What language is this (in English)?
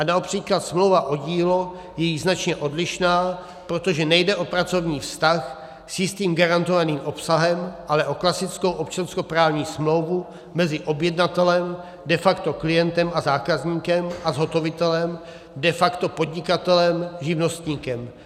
Czech